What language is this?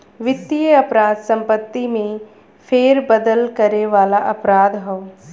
Bhojpuri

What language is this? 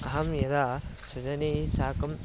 Sanskrit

